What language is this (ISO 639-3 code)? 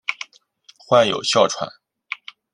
zho